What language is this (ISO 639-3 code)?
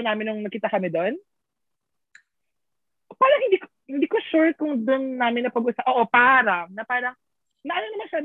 fil